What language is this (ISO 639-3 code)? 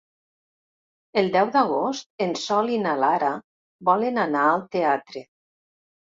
cat